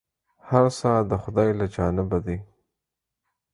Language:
Pashto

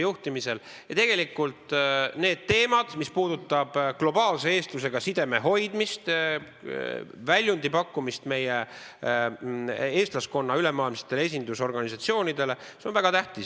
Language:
Estonian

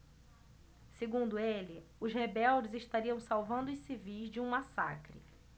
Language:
Portuguese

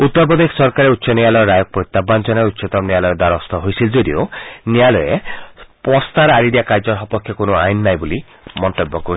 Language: Assamese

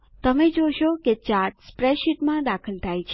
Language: Gujarati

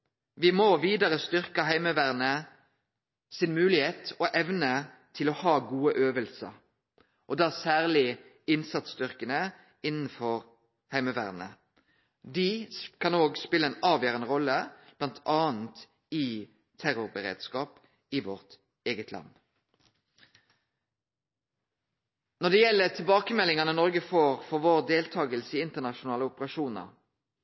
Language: Norwegian Nynorsk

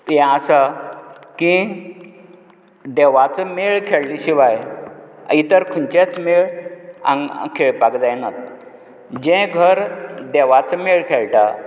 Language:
Konkani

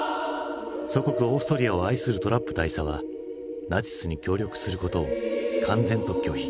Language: Japanese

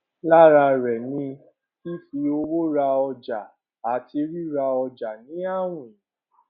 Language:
Yoruba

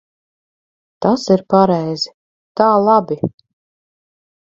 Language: Latvian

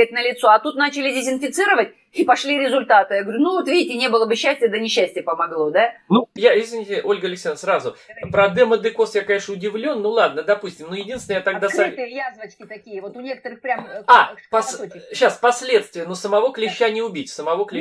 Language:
Russian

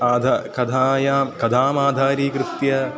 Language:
Sanskrit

